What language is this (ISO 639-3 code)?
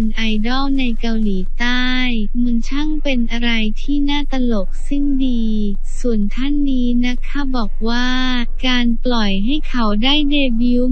tha